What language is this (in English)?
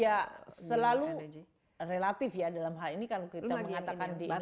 Indonesian